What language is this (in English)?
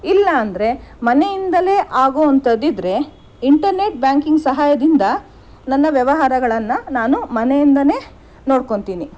Kannada